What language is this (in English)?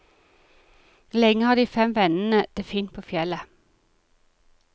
Norwegian